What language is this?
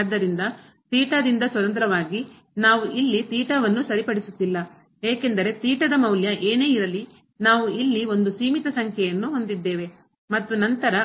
Kannada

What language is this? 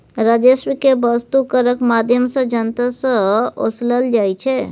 Maithili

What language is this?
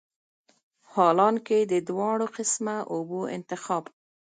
Pashto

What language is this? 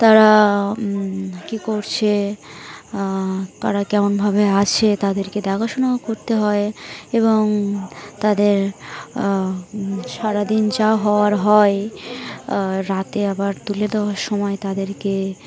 Bangla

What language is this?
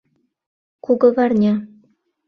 Mari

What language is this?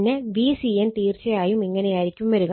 Malayalam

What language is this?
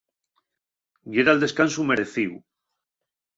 Asturian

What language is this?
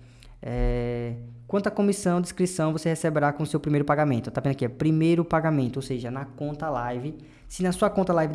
Portuguese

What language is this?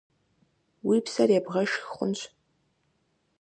Kabardian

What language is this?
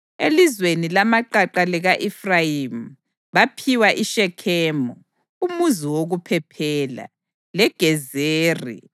North Ndebele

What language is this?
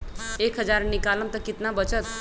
Magahi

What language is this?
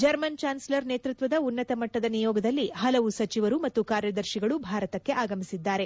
Kannada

